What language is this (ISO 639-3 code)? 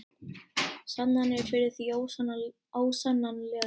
isl